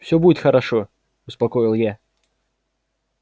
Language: Russian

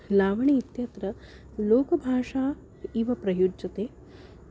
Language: Sanskrit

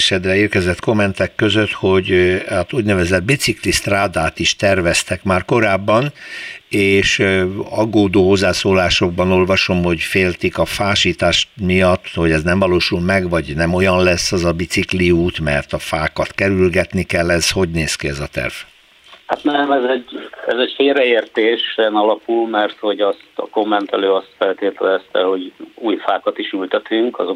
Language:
Hungarian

